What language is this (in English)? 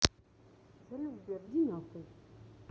Russian